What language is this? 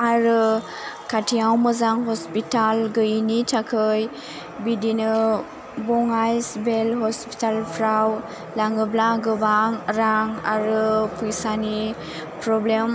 Bodo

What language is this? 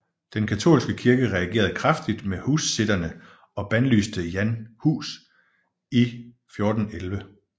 Danish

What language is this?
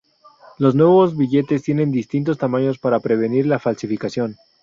Spanish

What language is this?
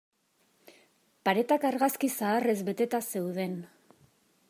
Basque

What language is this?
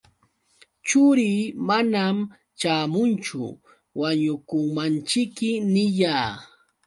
Yauyos Quechua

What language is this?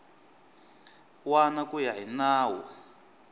Tsonga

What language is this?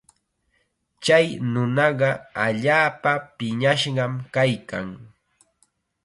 Chiquián Ancash Quechua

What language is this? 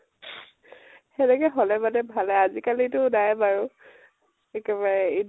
Assamese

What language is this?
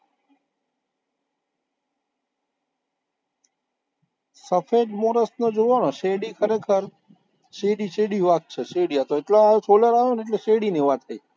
Gujarati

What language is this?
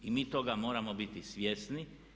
Croatian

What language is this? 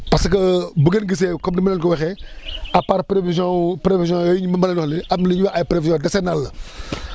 Wolof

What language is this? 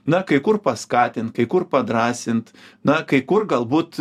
Lithuanian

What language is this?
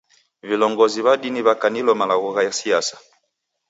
Taita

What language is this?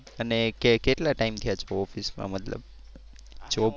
Gujarati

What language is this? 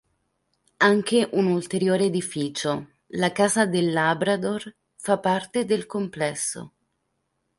Italian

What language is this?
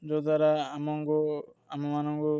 Odia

